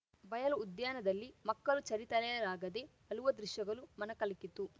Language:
Kannada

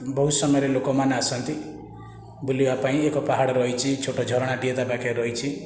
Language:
Odia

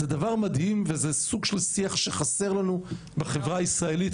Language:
Hebrew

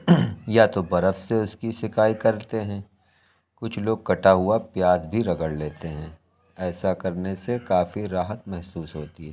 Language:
Urdu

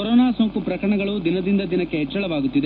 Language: Kannada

